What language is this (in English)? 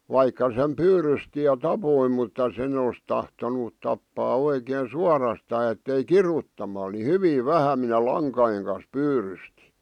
Finnish